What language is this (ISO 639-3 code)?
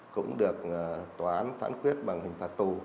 vie